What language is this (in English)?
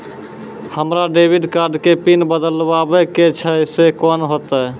Maithili